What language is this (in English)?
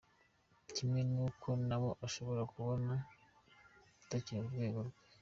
Kinyarwanda